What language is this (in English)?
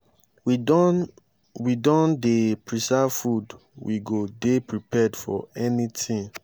Nigerian Pidgin